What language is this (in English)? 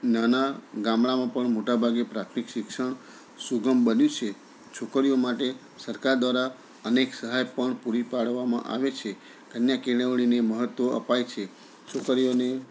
Gujarati